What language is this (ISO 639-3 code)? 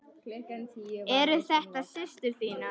isl